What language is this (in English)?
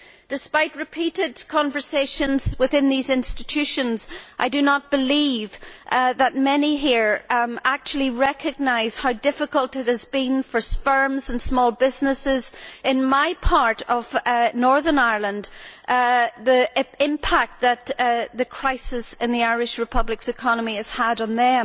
English